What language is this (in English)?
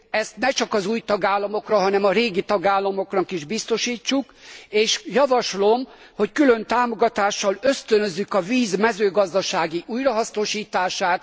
Hungarian